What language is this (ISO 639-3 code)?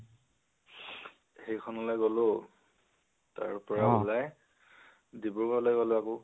asm